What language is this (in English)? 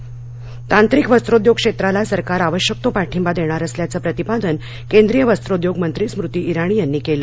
Marathi